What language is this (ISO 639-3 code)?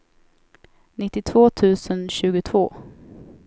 swe